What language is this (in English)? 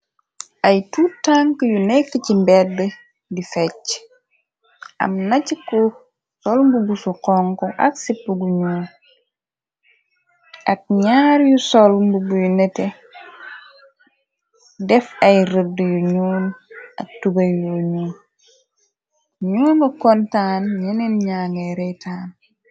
Wolof